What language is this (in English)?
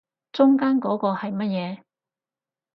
Cantonese